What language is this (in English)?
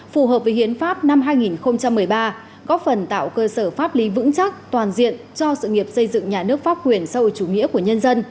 Vietnamese